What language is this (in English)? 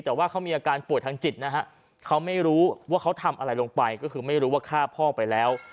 Thai